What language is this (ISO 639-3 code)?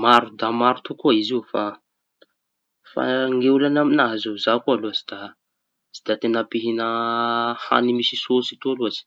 txy